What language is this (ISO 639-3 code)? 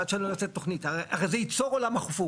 heb